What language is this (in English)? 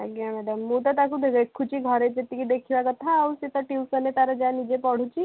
Odia